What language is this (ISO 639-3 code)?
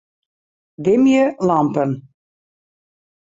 fry